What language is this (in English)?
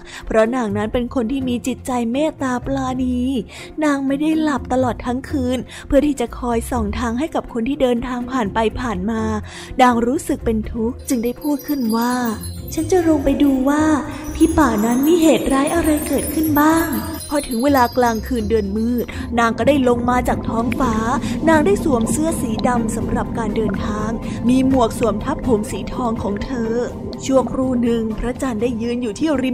Thai